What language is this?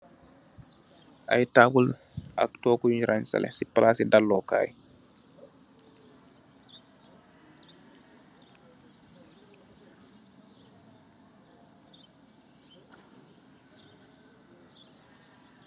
Wolof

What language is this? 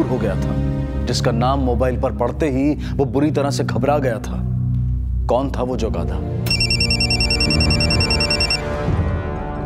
Hindi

